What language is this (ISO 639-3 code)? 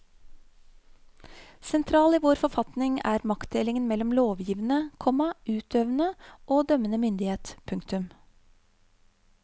nor